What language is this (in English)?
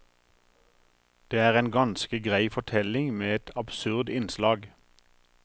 Norwegian